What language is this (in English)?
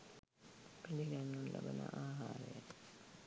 Sinhala